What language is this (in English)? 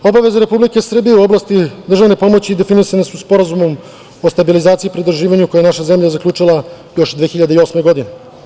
Serbian